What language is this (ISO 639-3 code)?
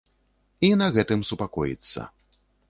bel